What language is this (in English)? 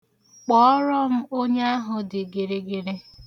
Igbo